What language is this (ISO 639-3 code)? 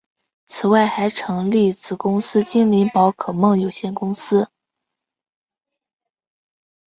zho